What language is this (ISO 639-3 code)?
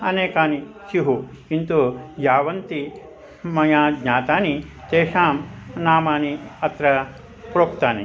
san